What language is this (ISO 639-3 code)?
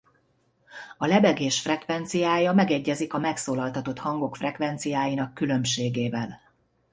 hun